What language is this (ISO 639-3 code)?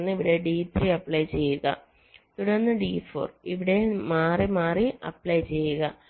mal